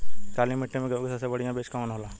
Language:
Bhojpuri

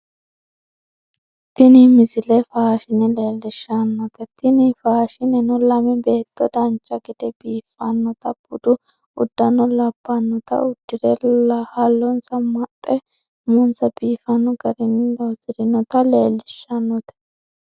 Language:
Sidamo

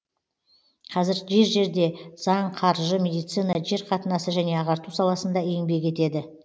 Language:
Kazakh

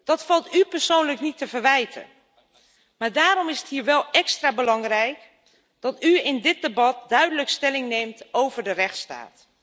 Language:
Dutch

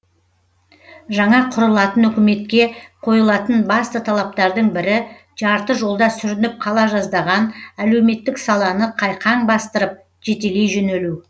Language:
Kazakh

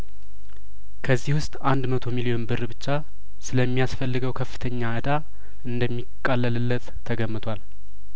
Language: Amharic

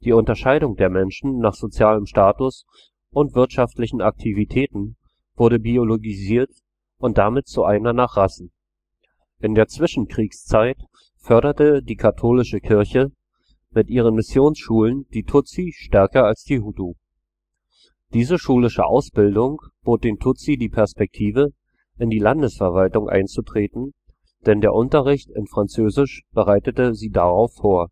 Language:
German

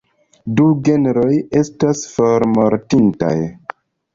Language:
Esperanto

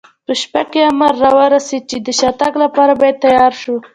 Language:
Pashto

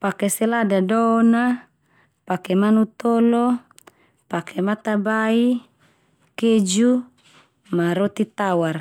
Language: Termanu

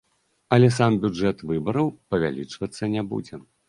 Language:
Belarusian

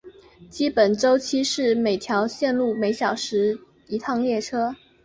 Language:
Chinese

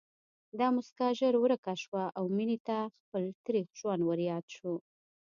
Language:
Pashto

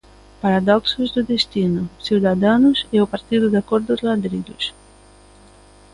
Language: Galician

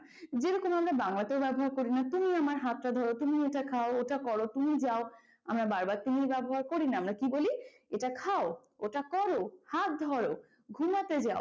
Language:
Bangla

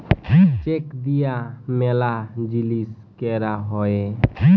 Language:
Bangla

